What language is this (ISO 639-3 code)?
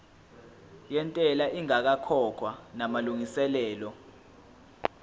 zul